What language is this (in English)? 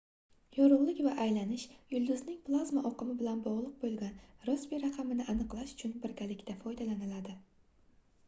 Uzbek